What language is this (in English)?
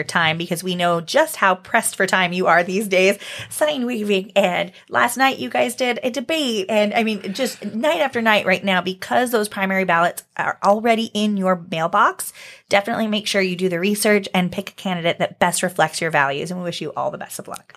English